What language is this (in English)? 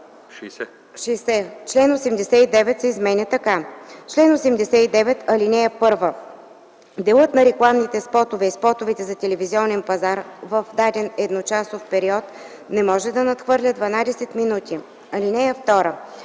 Bulgarian